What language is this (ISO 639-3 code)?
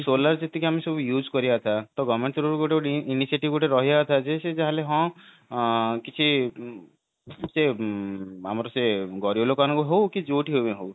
ori